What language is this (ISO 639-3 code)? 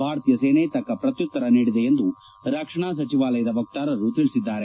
kan